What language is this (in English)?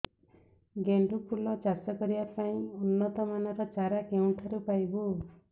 Odia